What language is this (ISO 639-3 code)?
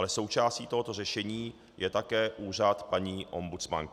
ces